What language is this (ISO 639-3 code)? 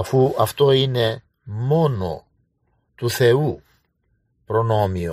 ell